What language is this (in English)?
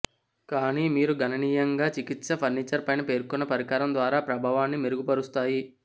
Telugu